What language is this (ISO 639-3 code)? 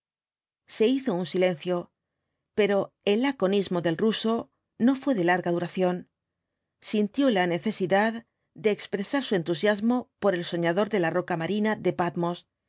spa